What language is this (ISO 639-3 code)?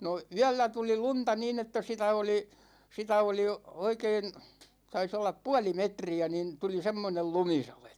fin